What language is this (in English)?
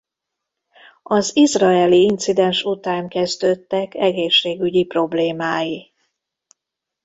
Hungarian